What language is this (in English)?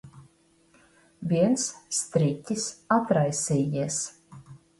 Latvian